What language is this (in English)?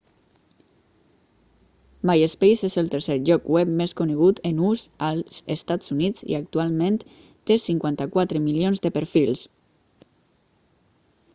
Catalan